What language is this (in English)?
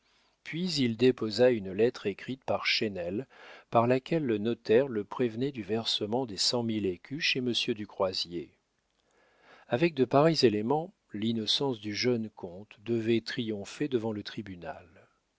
French